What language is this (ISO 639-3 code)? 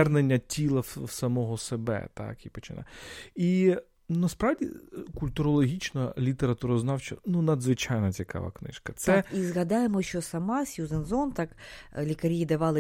ukr